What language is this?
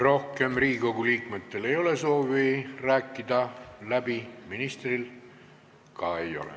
Estonian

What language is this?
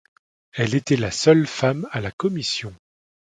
French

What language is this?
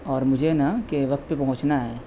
Urdu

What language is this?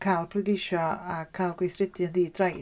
Welsh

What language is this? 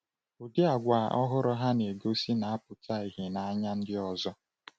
Igbo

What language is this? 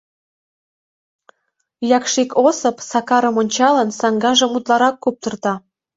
Mari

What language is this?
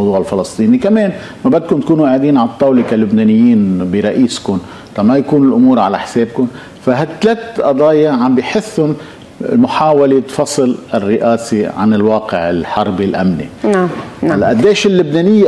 Arabic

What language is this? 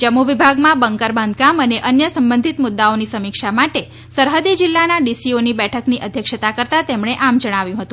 Gujarati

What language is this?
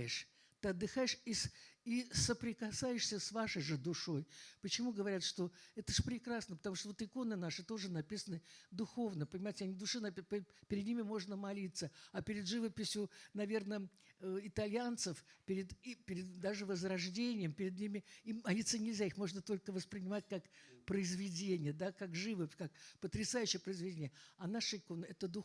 Russian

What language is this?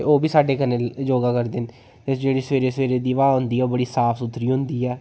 Dogri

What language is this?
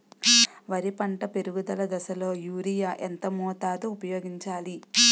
Telugu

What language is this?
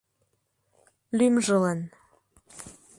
Mari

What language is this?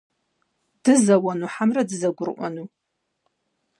Kabardian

